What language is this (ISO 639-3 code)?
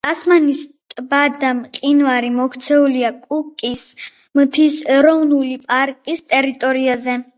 kat